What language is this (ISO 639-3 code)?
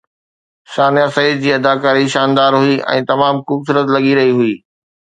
snd